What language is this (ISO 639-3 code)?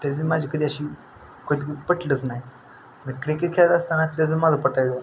mar